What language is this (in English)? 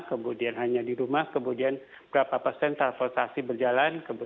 Indonesian